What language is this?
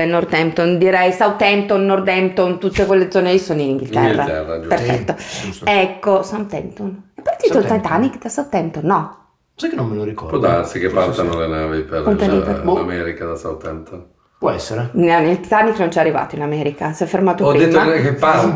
Italian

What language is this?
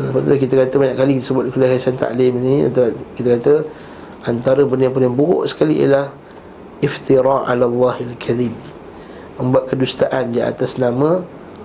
Malay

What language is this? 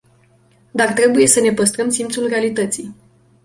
Romanian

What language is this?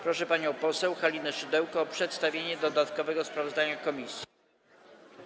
Polish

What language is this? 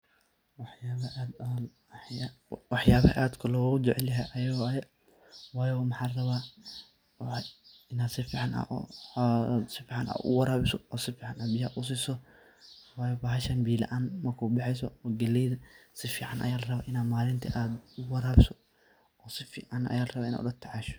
Somali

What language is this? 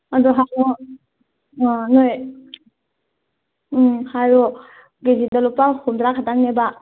Manipuri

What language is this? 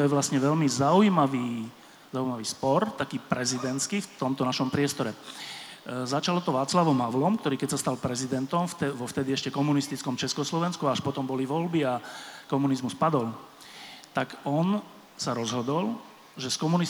Slovak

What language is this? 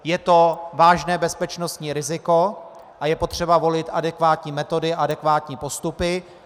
Czech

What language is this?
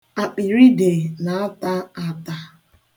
Igbo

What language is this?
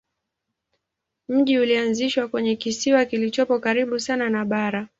Swahili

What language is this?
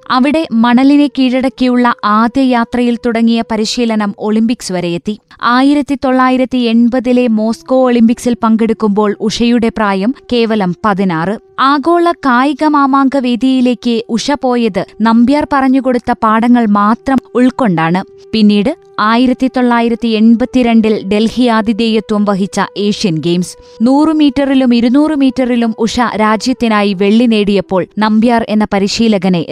Malayalam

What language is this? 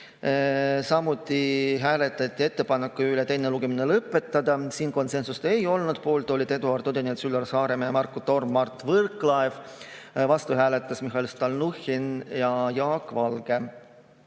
Estonian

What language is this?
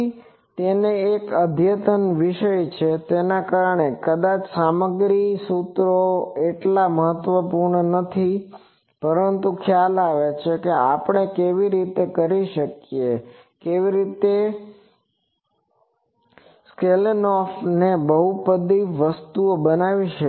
Gujarati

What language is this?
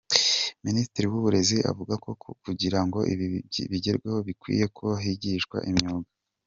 Kinyarwanda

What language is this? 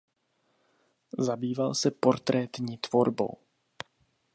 Czech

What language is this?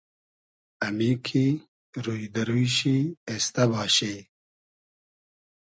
Hazaragi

